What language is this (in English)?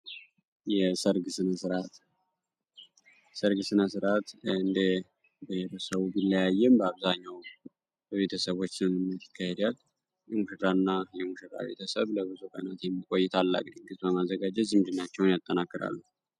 Amharic